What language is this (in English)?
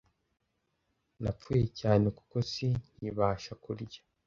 Kinyarwanda